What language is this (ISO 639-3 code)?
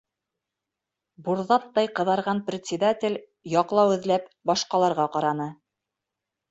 bak